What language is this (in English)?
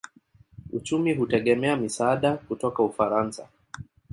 Swahili